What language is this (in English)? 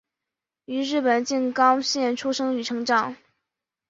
Chinese